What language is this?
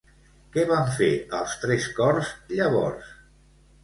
Catalan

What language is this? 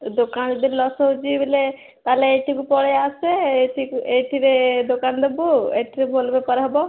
Odia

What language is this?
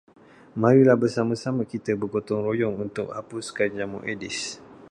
Malay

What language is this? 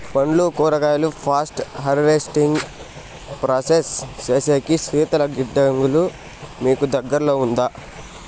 Telugu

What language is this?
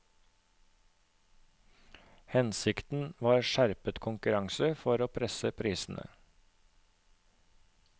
Norwegian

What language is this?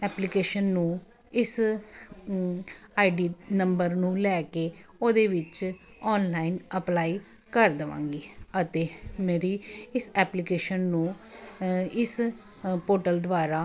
Punjabi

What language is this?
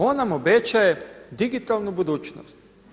Croatian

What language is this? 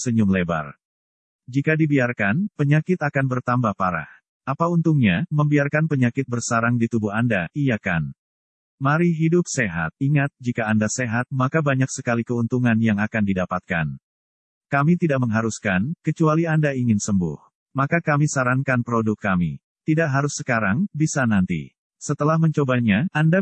Indonesian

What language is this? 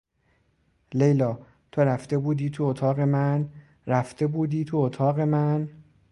Persian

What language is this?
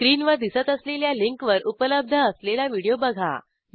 Marathi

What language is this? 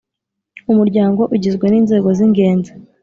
Kinyarwanda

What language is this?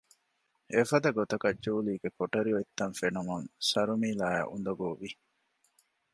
Divehi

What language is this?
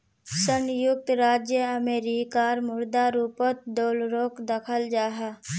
Magahi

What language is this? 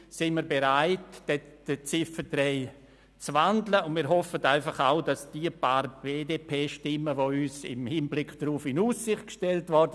Swiss German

